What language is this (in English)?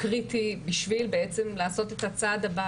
Hebrew